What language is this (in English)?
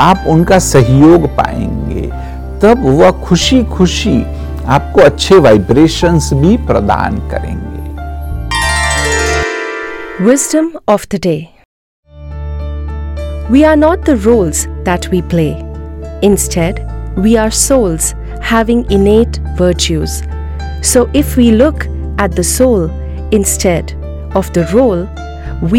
Hindi